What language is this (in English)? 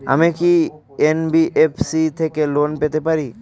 Bangla